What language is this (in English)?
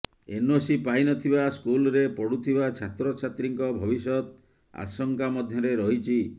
Odia